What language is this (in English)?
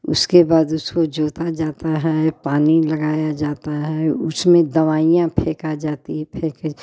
Hindi